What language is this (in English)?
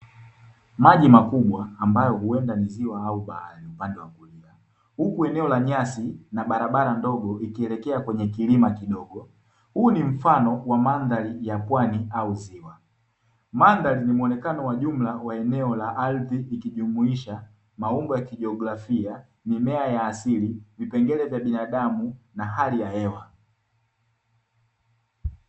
Swahili